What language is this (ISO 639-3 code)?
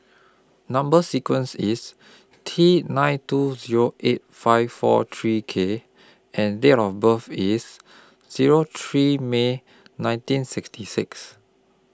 eng